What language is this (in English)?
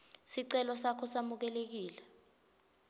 Swati